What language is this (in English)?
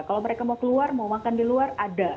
Indonesian